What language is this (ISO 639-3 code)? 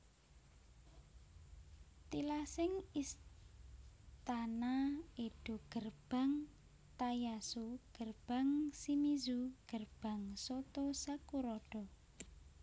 jav